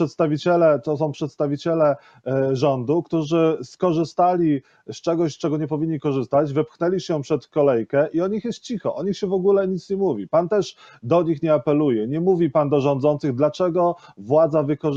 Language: Polish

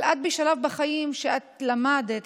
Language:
Hebrew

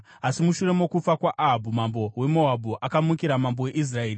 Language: Shona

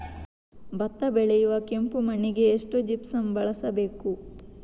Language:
Kannada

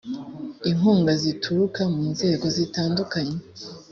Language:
Kinyarwanda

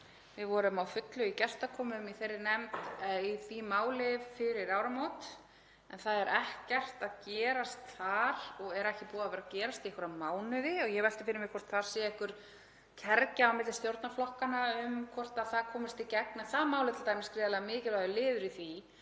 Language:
Icelandic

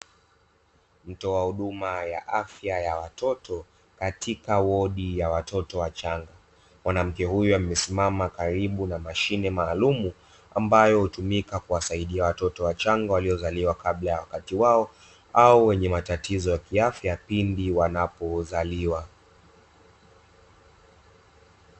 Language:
Swahili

